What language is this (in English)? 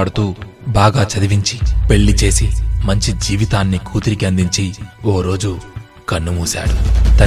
Telugu